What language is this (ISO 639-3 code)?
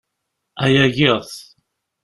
kab